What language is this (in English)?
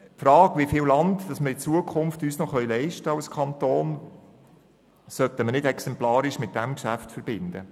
Swiss German